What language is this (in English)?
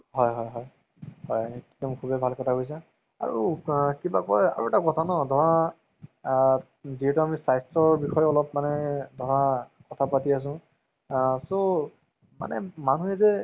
Assamese